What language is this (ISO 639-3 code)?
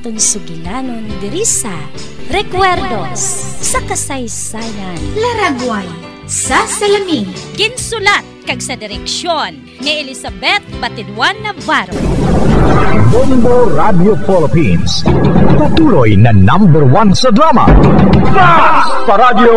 fil